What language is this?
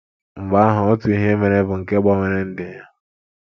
Igbo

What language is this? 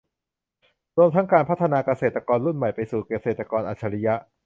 Thai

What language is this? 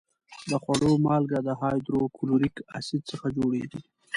Pashto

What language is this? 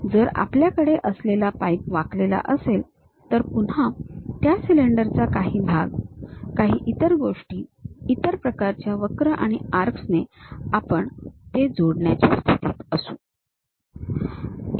Marathi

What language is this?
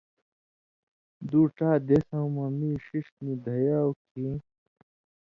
Indus Kohistani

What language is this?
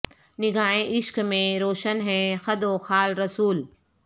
Urdu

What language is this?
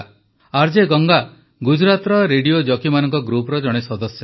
Odia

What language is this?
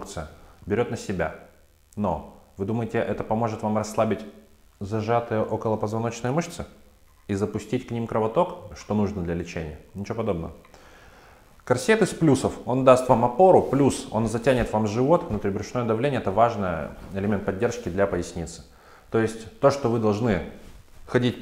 Russian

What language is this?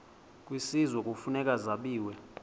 Xhosa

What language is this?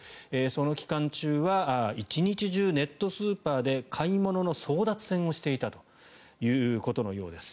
Japanese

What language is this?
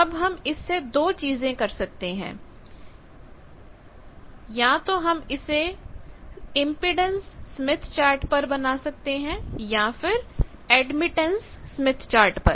Hindi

